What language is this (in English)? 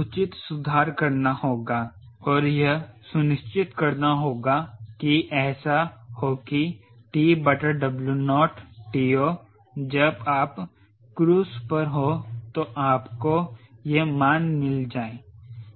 Hindi